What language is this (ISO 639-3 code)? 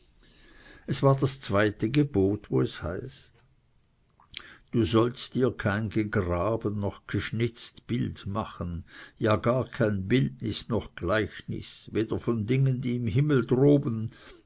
deu